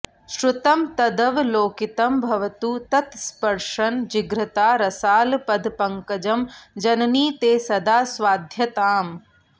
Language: Sanskrit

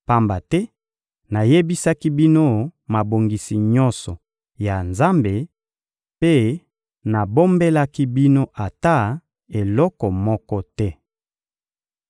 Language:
Lingala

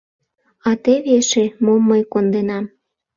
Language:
Mari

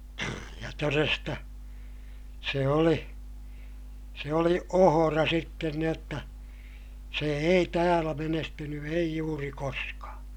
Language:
Finnish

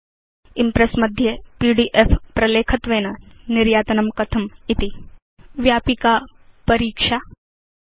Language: Sanskrit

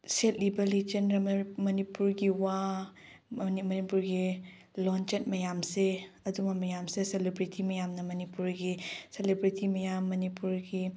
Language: Manipuri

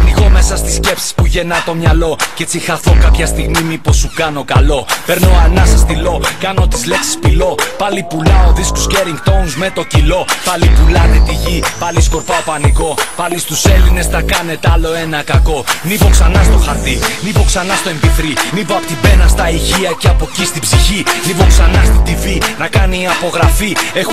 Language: Greek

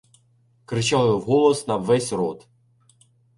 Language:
Ukrainian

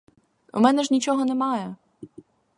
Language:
Ukrainian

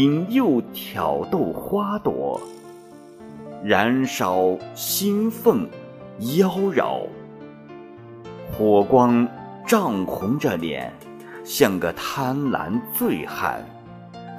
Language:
Chinese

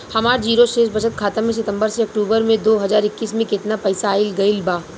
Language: Bhojpuri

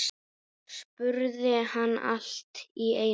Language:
Icelandic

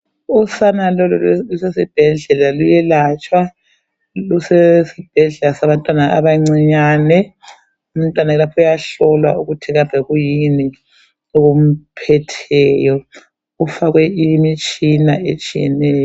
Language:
North Ndebele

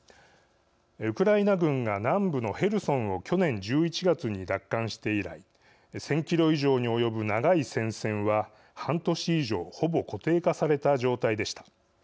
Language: Japanese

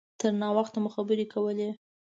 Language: Pashto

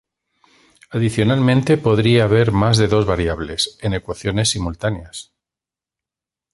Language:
Spanish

